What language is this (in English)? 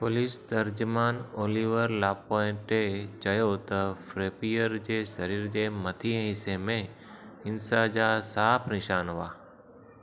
Sindhi